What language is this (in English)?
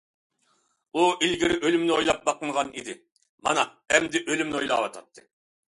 Uyghur